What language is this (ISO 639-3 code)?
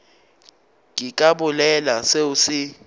nso